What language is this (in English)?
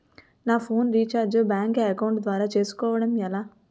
Telugu